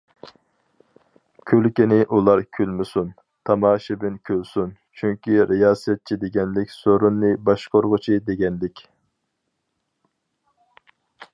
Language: Uyghur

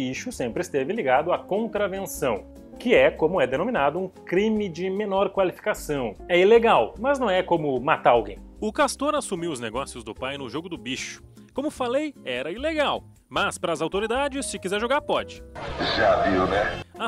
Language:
Portuguese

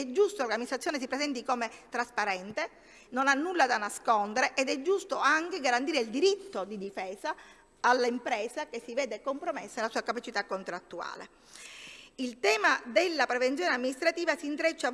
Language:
Italian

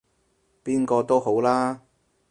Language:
Cantonese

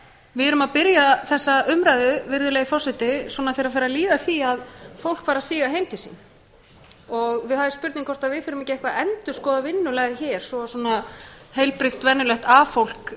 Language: Icelandic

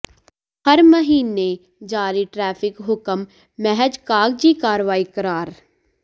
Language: Punjabi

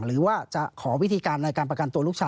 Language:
Thai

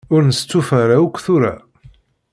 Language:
Kabyle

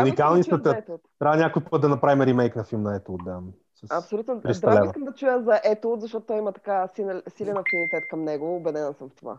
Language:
Bulgarian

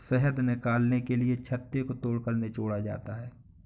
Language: Hindi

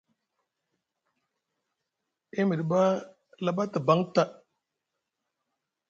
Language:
Musgu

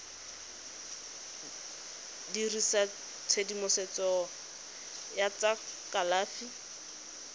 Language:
Tswana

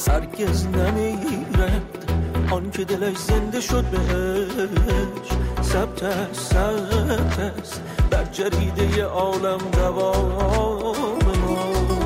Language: Persian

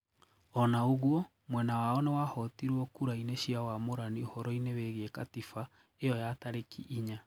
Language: Kikuyu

